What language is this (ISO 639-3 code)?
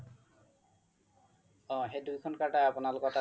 asm